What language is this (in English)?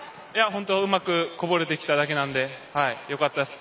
Japanese